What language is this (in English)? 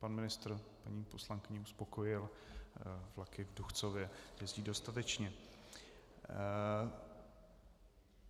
Czech